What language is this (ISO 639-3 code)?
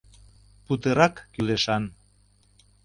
chm